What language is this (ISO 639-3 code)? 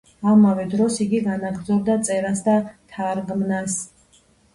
kat